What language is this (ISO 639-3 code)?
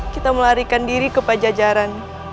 ind